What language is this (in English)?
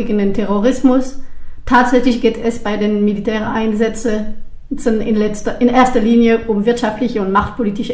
German